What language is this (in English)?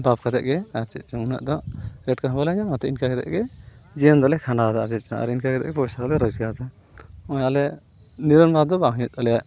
Santali